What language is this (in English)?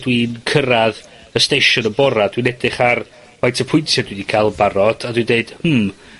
Welsh